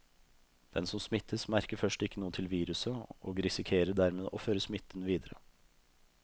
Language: Norwegian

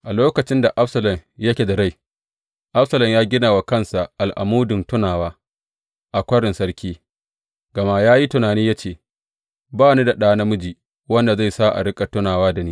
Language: Hausa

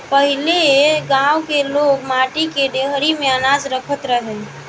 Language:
Bhojpuri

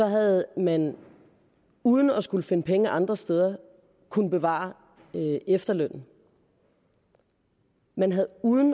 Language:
Danish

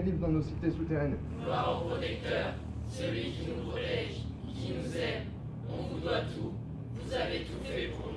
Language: French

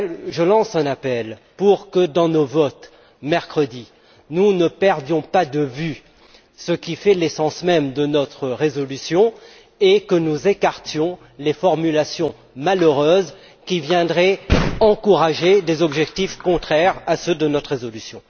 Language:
French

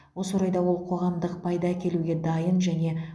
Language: Kazakh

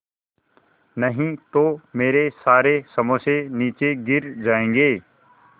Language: Hindi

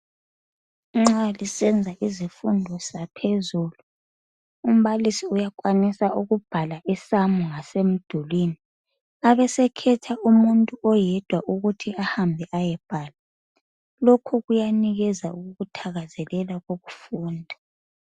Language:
North Ndebele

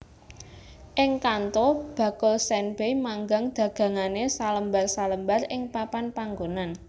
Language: Javanese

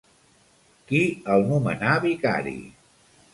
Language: Catalan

